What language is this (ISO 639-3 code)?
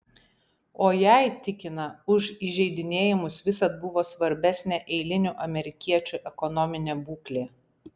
lit